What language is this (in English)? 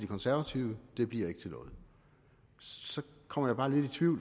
Danish